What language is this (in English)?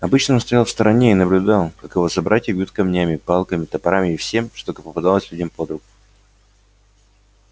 Russian